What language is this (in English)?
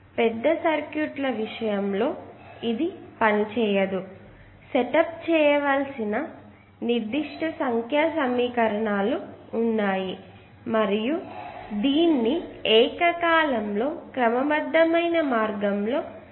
Telugu